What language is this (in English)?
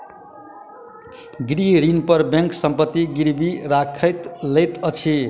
Maithili